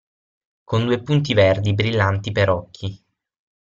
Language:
Italian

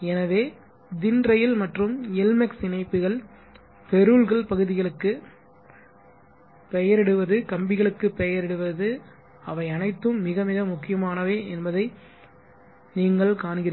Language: Tamil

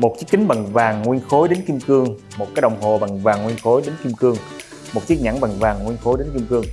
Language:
Vietnamese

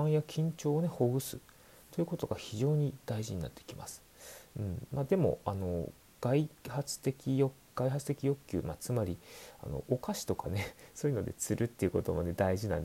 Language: Japanese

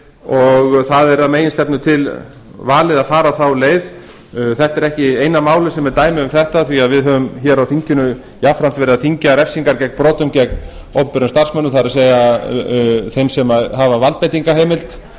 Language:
Icelandic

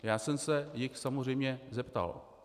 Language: Czech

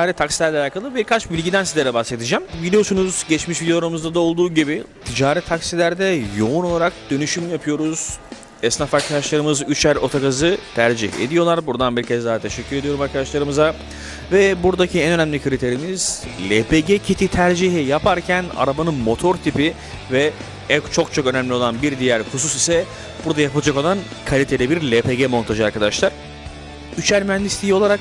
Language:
Turkish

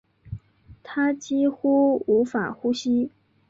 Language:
Chinese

